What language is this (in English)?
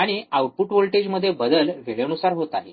Marathi